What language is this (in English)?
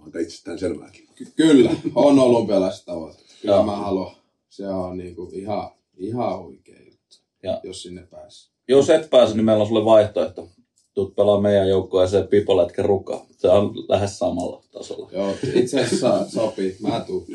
Finnish